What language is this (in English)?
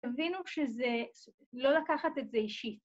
Hebrew